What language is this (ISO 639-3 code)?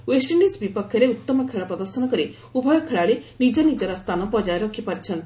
ori